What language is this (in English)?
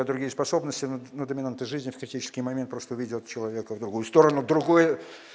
Russian